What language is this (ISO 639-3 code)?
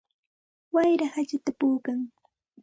qxt